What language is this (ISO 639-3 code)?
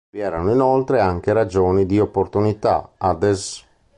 ita